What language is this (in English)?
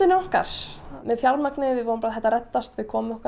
Icelandic